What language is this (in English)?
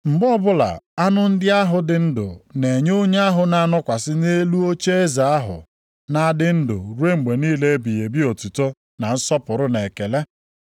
Igbo